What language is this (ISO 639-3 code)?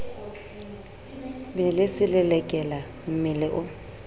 sot